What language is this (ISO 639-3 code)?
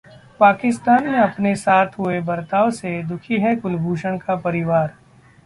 hin